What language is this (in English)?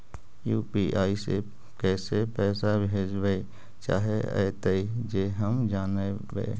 Magahi